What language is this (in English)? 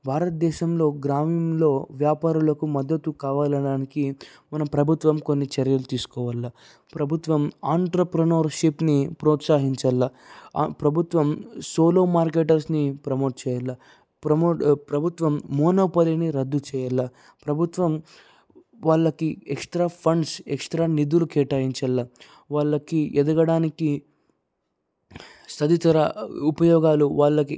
Telugu